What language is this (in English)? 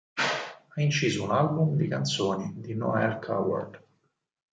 Italian